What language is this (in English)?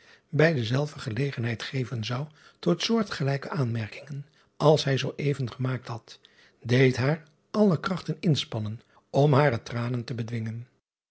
Dutch